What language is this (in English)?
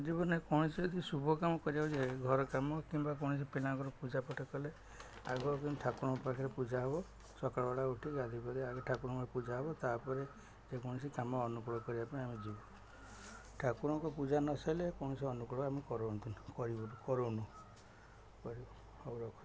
Odia